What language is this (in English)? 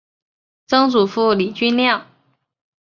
Chinese